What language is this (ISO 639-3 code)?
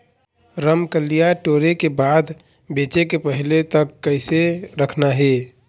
hne